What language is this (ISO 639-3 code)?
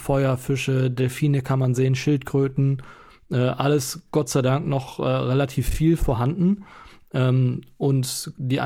deu